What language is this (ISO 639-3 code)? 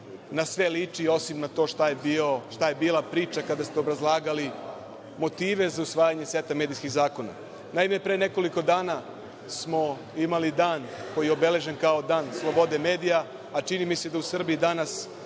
srp